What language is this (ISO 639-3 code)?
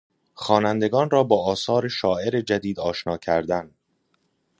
fas